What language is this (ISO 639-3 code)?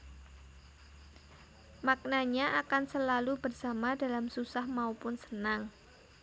jav